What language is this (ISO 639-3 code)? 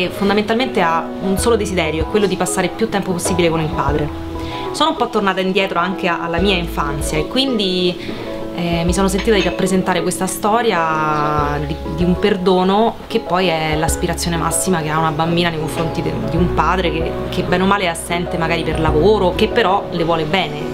ita